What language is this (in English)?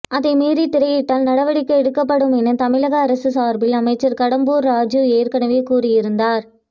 Tamil